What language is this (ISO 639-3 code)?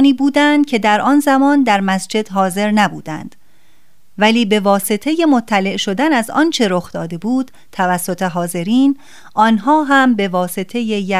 fas